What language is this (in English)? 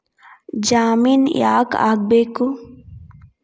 Kannada